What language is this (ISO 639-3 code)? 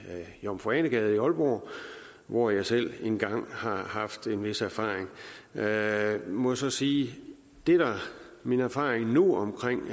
dan